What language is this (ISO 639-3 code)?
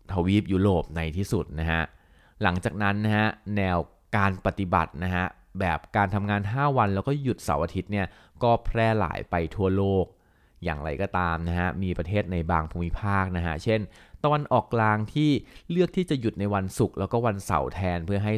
tha